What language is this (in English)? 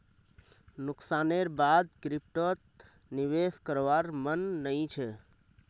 Magahi